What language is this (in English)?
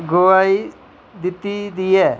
Dogri